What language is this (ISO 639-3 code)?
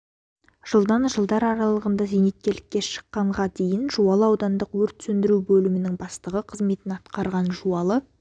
kaz